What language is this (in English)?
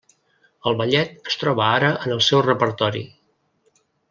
Catalan